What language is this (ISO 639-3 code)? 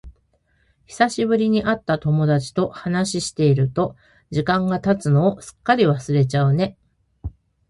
jpn